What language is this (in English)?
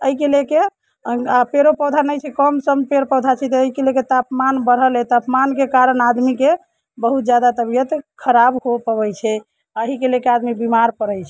Maithili